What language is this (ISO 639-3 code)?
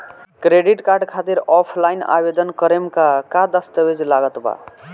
bho